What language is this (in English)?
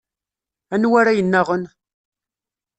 Kabyle